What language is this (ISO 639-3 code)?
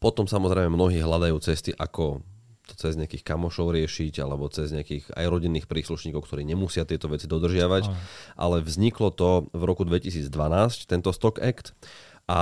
slk